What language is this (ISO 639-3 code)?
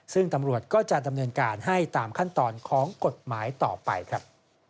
tha